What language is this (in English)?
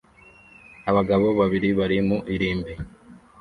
Kinyarwanda